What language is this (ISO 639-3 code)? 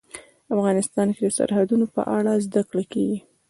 pus